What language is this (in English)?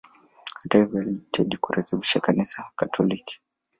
Swahili